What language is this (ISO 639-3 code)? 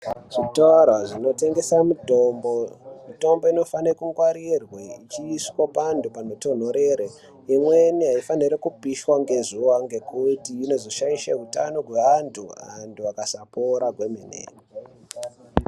ndc